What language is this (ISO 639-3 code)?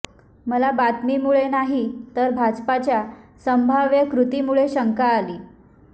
mar